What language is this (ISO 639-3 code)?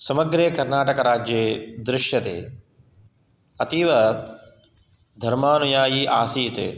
san